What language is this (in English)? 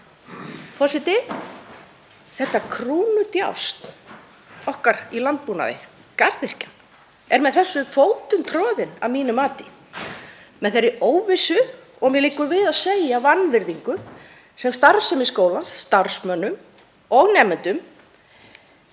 Icelandic